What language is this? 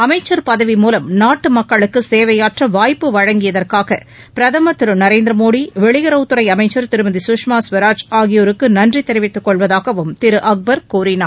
Tamil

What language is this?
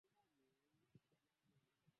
Swahili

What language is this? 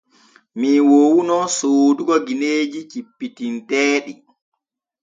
Borgu Fulfulde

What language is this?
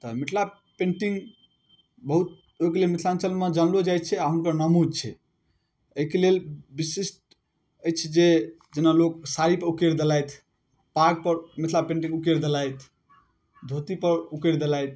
Maithili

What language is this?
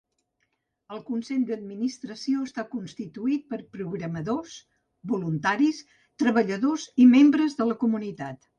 Catalan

